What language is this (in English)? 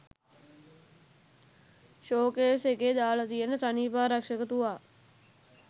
Sinhala